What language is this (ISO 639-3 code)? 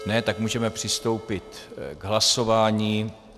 ces